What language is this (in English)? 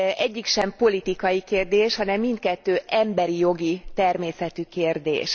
Hungarian